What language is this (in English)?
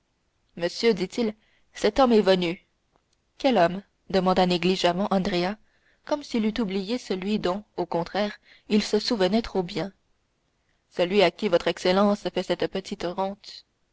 French